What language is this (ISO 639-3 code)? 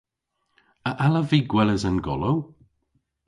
cor